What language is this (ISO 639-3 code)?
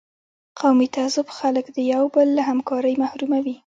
pus